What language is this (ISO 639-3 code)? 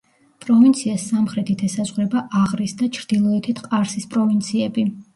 kat